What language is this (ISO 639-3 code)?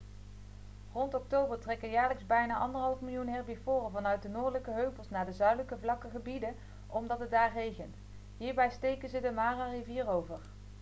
nld